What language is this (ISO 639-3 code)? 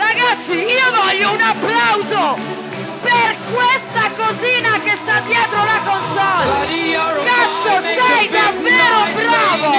ita